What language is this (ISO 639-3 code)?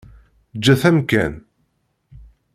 kab